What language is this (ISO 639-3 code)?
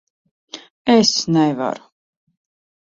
lav